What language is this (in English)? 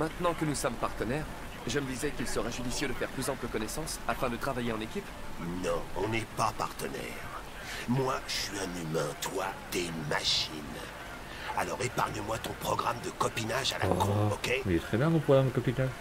French